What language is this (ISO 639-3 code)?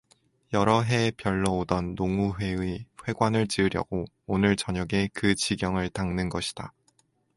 kor